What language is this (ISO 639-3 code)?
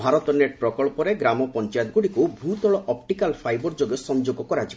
ori